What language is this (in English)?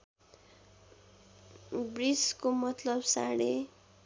Nepali